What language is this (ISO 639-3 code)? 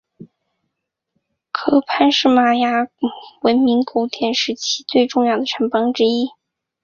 zho